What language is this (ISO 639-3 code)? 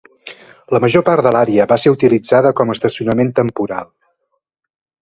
cat